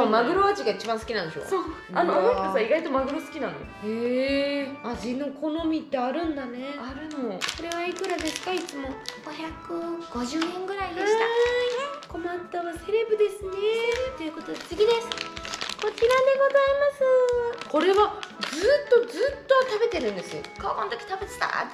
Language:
Japanese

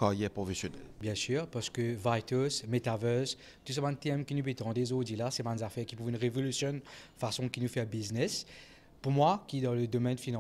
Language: French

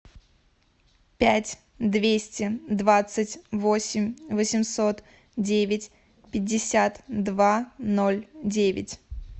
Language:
Russian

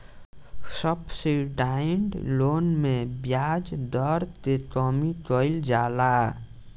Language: Bhojpuri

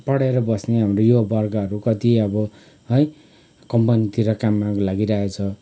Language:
Nepali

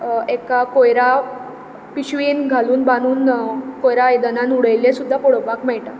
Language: Konkani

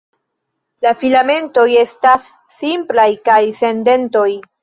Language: Esperanto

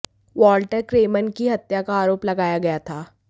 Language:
Hindi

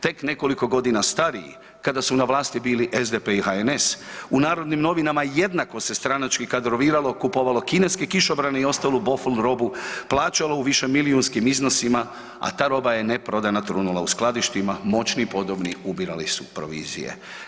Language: Croatian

